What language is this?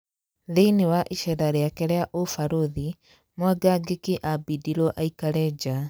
Kikuyu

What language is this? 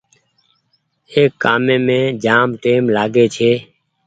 Goaria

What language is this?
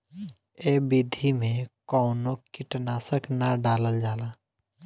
Bhojpuri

